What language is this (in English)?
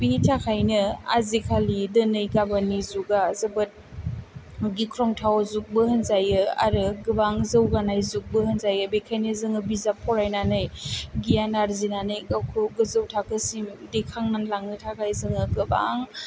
Bodo